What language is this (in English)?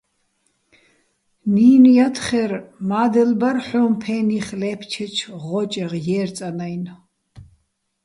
Bats